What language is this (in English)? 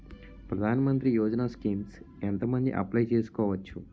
Telugu